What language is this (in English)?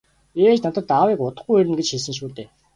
Mongolian